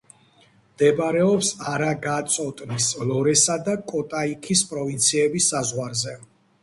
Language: Georgian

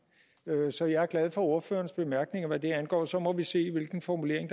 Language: Danish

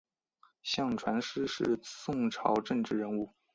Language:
Chinese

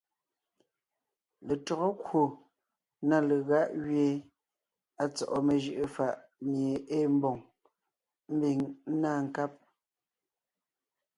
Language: Ngiemboon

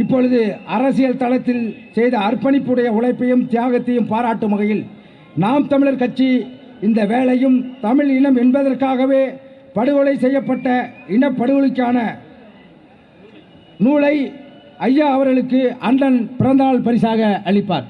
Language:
Tamil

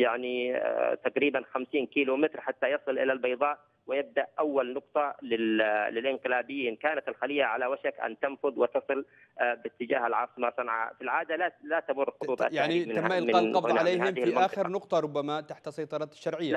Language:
Arabic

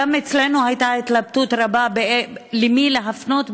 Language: Hebrew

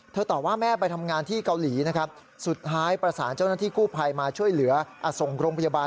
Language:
Thai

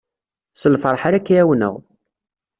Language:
Kabyle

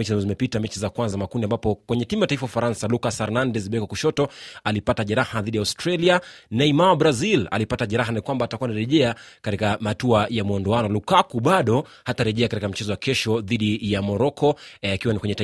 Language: Swahili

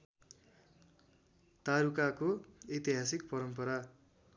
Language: Nepali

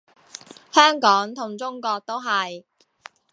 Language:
Cantonese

